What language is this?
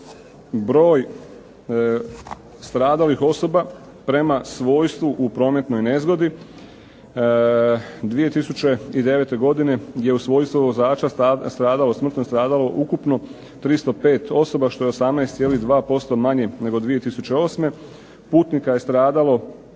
Croatian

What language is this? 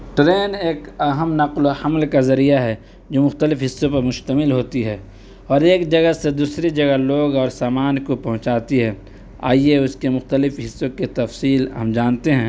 Urdu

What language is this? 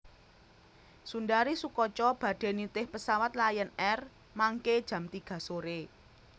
Javanese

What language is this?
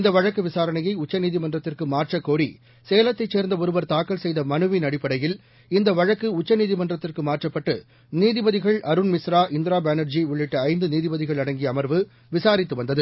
Tamil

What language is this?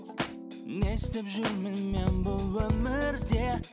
Kazakh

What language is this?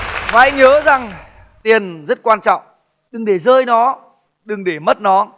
Vietnamese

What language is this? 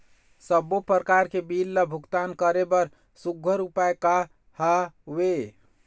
Chhattisgarhi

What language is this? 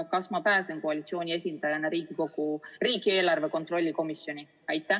Estonian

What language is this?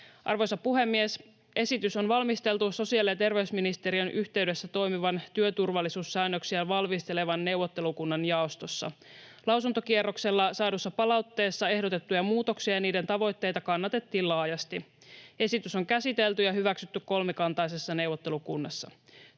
Finnish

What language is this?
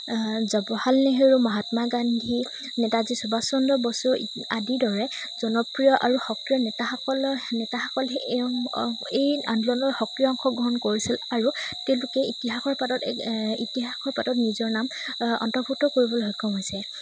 Assamese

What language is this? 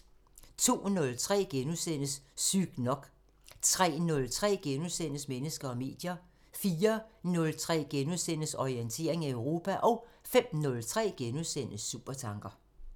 Danish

